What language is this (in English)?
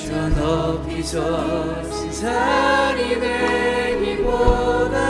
Korean